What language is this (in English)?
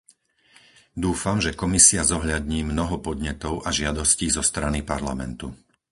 Slovak